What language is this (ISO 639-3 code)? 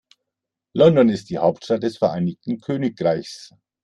deu